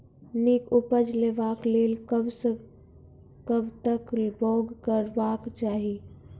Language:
Maithili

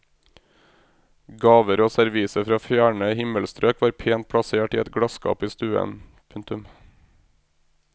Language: Norwegian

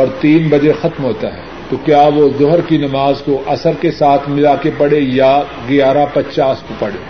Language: Urdu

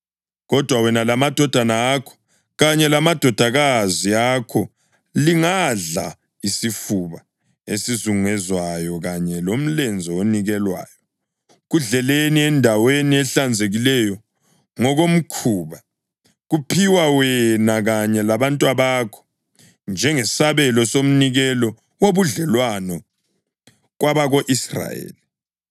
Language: North Ndebele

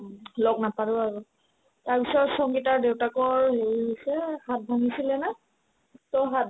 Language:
Assamese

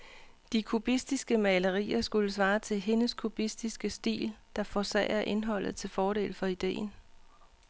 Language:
Danish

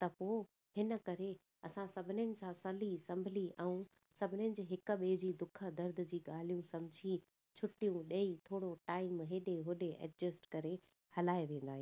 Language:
Sindhi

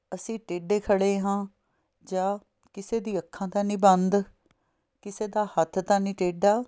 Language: Punjabi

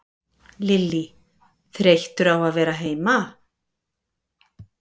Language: Icelandic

